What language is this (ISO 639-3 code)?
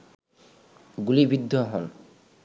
ben